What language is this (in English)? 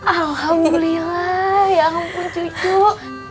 Indonesian